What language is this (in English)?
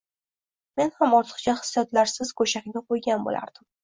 Uzbek